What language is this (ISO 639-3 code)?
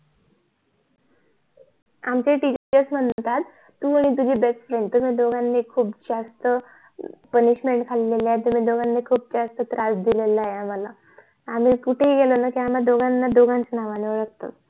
mar